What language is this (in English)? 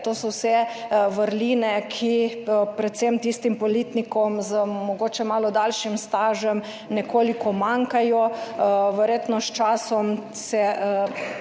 Slovenian